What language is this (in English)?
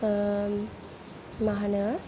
Bodo